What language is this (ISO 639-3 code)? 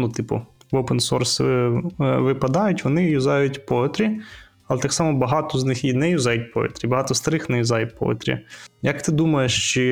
ukr